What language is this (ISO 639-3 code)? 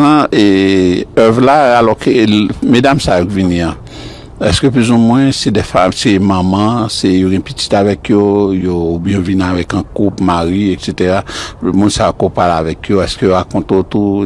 fra